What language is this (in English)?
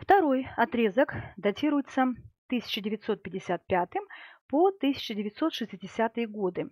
Russian